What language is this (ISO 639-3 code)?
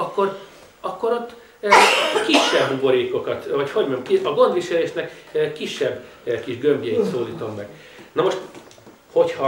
hun